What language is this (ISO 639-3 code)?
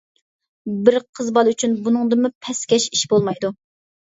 uig